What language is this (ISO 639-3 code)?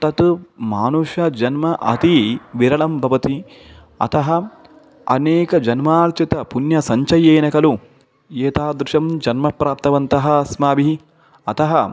san